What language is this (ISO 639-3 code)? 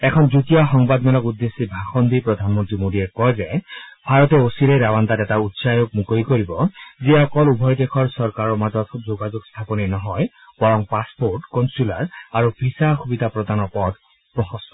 asm